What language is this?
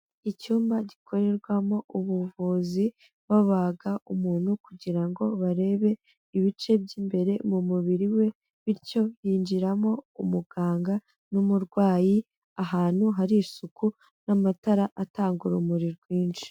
Kinyarwanda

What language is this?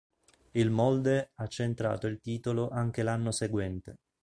Italian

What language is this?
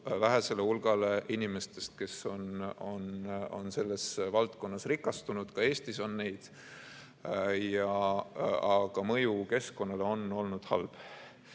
Estonian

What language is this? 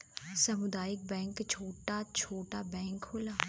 Bhojpuri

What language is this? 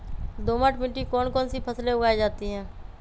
Magahi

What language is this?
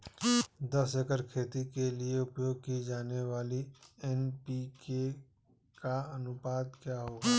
Hindi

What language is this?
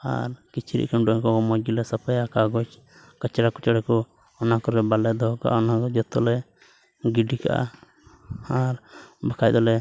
Santali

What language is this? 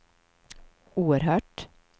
Swedish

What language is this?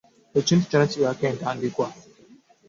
Ganda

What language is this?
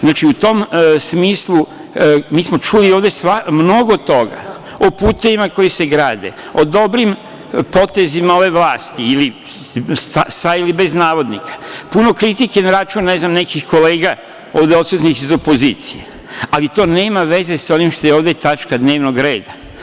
Serbian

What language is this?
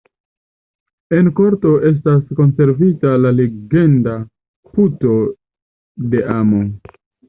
Esperanto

